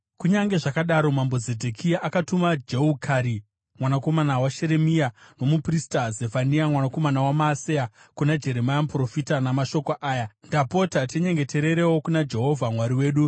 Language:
Shona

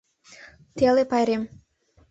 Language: Mari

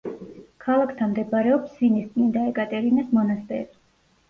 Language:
Georgian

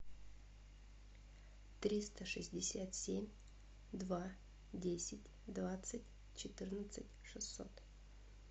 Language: Russian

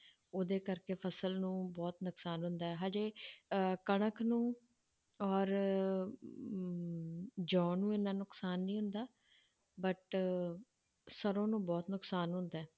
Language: Punjabi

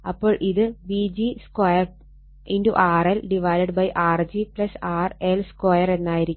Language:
Malayalam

